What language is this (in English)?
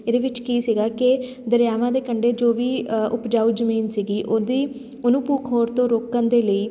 Punjabi